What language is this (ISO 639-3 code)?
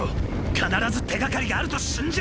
jpn